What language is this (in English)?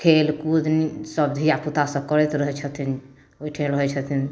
Maithili